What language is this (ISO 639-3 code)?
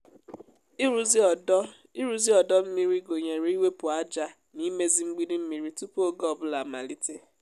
ibo